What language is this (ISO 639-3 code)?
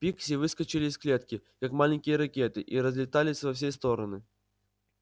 rus